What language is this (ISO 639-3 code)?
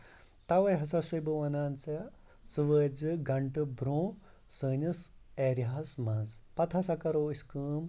kas